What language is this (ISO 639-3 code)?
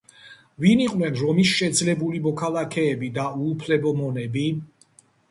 kat